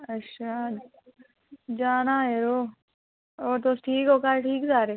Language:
Dogri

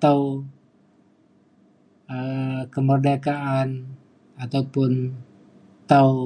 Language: Mainstream Kenyah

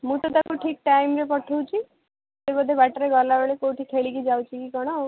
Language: Odia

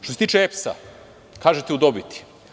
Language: Serbian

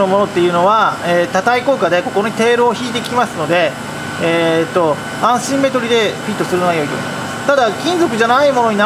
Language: Japanese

